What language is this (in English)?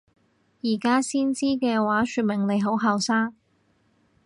Cantonese